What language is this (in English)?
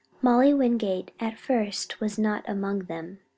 English